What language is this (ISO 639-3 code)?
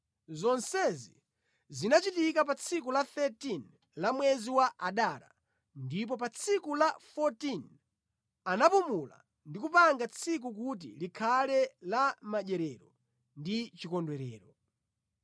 nya